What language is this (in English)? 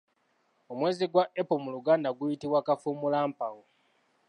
Ganda